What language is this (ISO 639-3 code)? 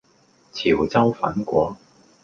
yue